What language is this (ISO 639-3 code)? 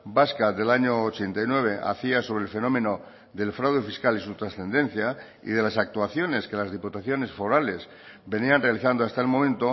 spa